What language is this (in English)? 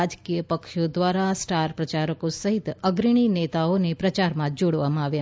Gujarati